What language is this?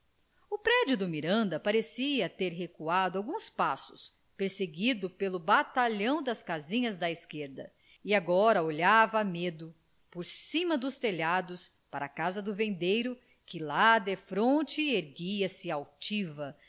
Portuguese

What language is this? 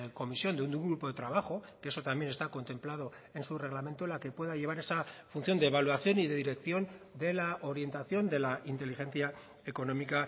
Spanish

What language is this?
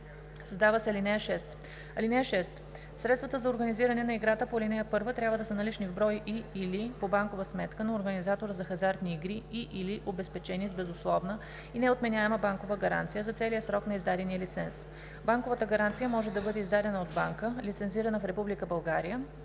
Bulgarian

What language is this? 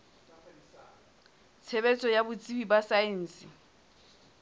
Southern Sotho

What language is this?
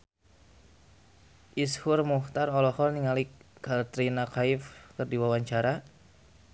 Sundanese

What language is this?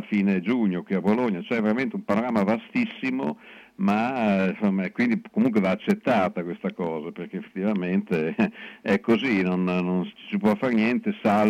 Italian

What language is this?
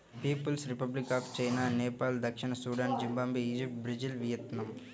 Telugu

